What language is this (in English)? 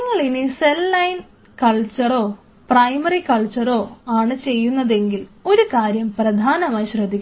Malayalam